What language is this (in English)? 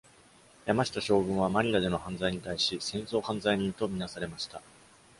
Japanese